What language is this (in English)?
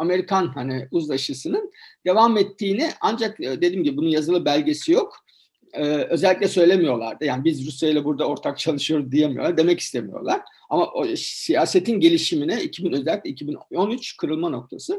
Turkish